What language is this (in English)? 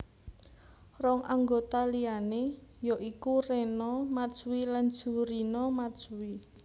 Javanese